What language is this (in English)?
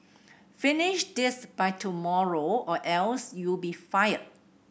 English